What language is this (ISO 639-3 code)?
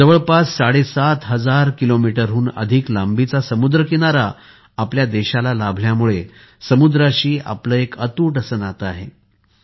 mar